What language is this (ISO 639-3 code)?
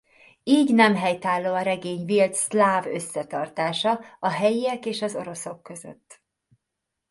hun